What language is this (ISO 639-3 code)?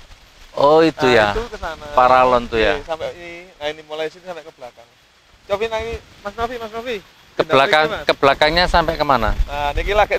ind